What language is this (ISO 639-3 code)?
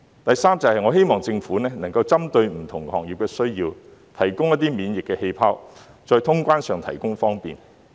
yue